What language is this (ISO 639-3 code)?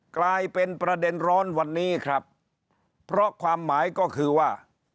tha